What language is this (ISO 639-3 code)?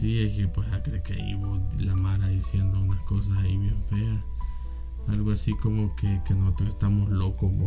spa